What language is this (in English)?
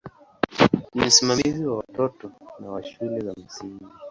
Swahili